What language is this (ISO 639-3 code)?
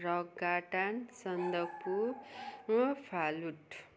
nep